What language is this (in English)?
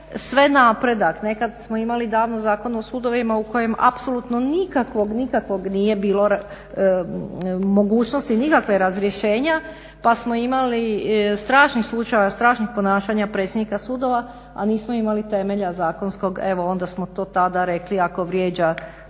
Croatian